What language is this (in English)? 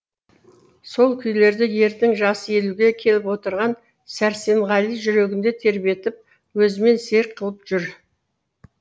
Kazakh